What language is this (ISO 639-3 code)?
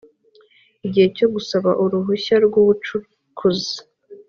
kin